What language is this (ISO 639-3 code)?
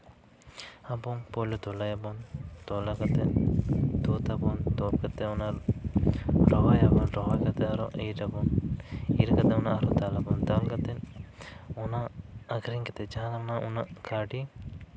sat